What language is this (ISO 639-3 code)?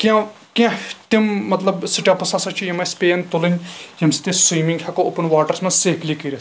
kas